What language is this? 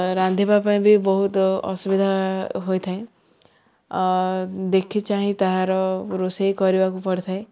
Odia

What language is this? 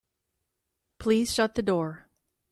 English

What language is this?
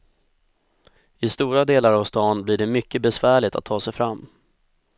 Swedish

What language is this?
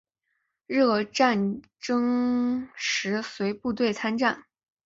Chinese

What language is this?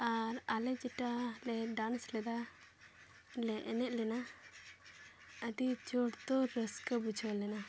Santali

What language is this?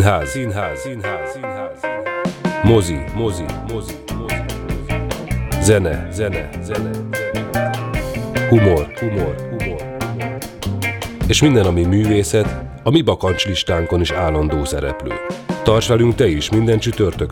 Hungarian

